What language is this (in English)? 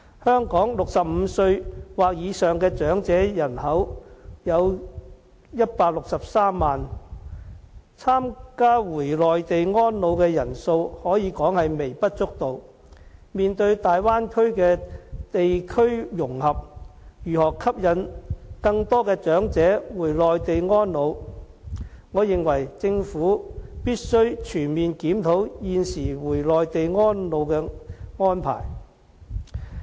Cantonese